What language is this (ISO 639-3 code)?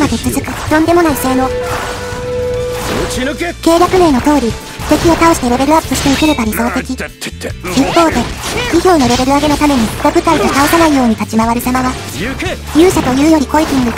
jpn